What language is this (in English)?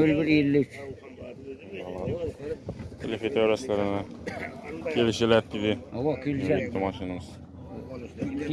Turkish